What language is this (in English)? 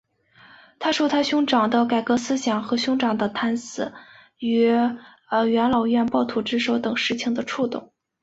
Chinese